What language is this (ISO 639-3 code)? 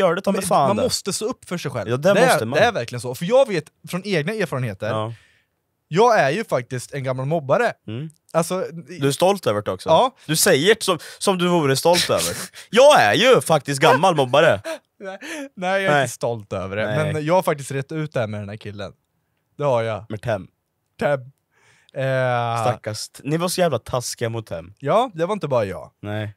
swe